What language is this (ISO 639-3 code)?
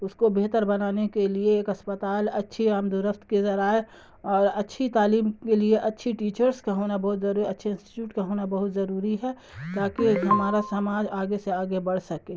urd